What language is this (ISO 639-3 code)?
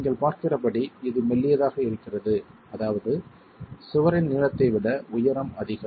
tam